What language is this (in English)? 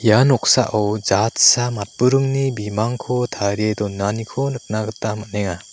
Garo